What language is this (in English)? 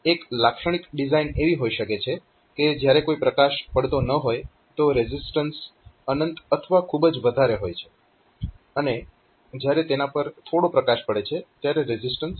Gujarati